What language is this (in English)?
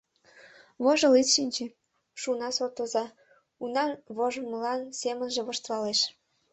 Mari